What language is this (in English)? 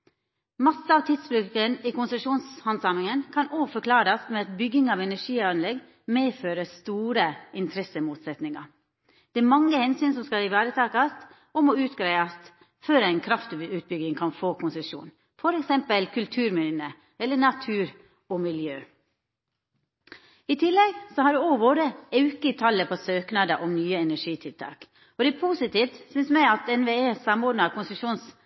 Norwegian Nynorsk